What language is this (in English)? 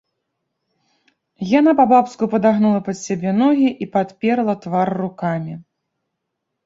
Belarusian